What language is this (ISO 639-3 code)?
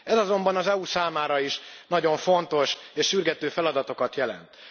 hun